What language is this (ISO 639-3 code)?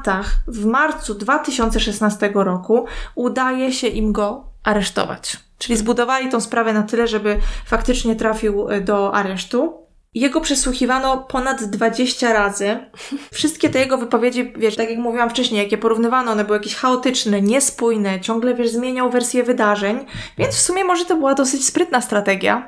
pol